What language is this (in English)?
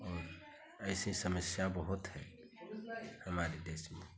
Hindi